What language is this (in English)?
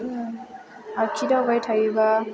Bodo